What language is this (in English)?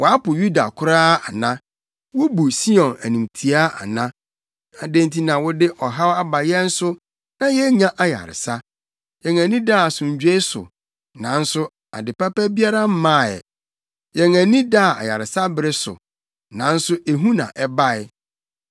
Akan